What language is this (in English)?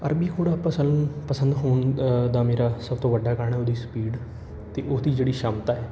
Punjabi